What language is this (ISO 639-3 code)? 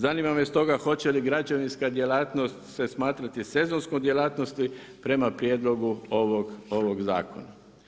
hrv